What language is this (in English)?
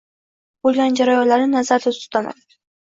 Uzbek